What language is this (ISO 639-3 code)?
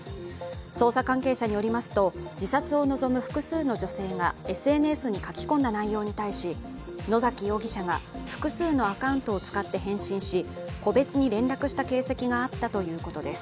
jpn